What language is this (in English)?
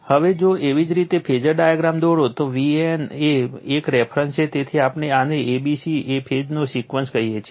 Gujarati